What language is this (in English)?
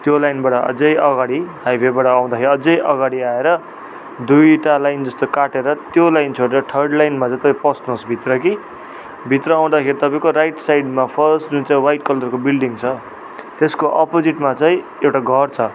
Nepali